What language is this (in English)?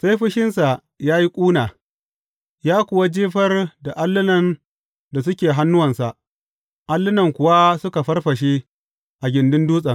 Hausa